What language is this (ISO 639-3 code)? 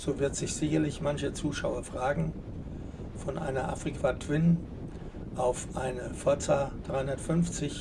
deu